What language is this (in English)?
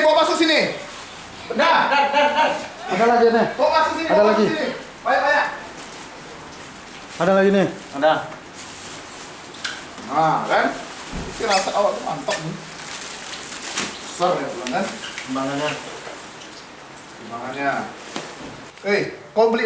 Indonesian